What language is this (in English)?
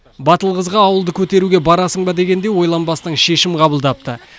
Kazakh